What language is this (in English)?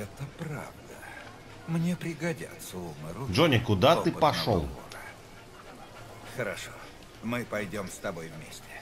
Russian